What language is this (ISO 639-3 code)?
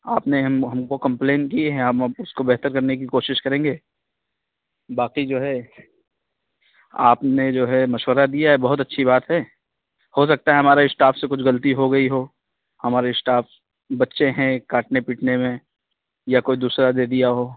urd